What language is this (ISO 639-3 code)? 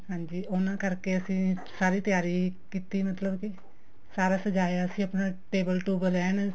pan